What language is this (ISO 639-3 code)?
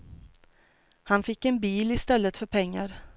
swe